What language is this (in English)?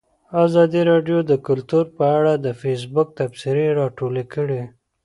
Pashto